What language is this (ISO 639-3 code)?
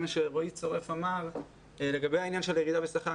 heb